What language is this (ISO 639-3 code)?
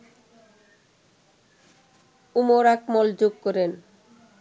ben